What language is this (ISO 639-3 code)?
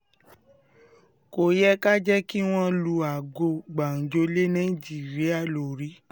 yor